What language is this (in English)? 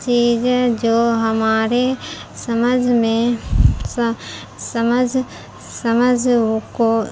Urdu